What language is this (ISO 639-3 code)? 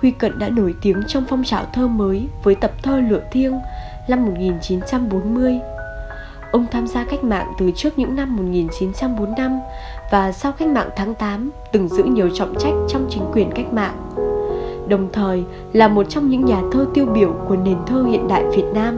vie